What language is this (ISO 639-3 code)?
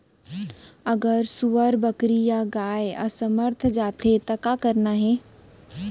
hne